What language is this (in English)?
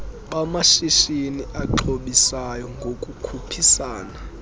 Xhosa